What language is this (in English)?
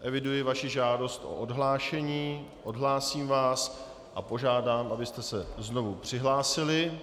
Czech